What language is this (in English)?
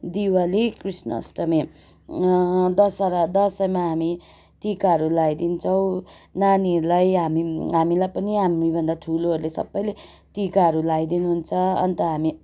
Nepali